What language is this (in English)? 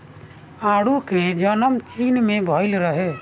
Bhojpuri